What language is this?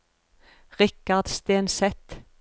Norwegian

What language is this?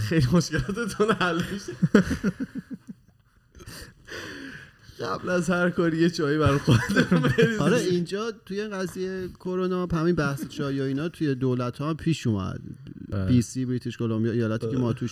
Persian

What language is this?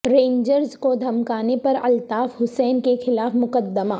Urdu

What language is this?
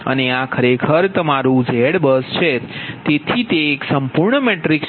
Gujarati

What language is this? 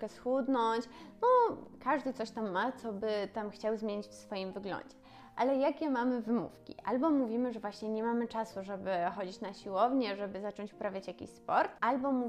Polish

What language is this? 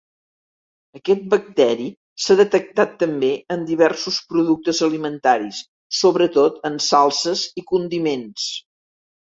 Catalan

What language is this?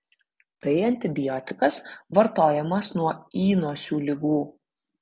Lithuanian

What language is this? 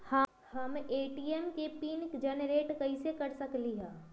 Magahi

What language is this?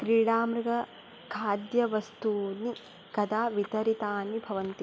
Sanskrit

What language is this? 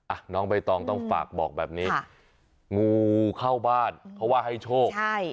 Thai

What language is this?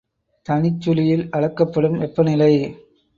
Tamil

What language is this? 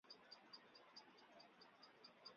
Chinese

